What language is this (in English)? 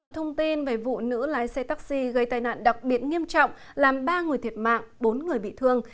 Vietnamese